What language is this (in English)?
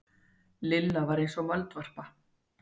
Icelandic